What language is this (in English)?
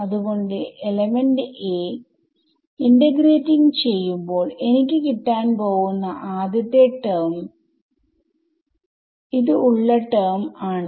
Malayalam